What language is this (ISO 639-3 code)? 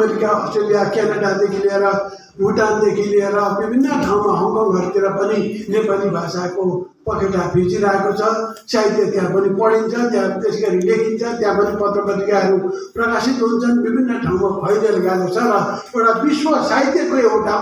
ara